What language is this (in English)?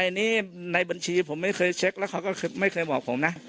Thai